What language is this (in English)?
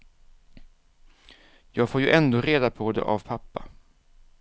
Swedish